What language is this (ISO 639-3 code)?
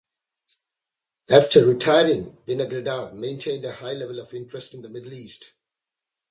eng